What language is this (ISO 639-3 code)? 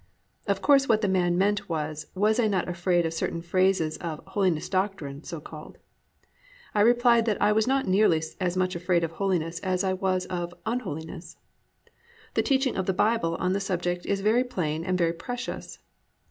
eng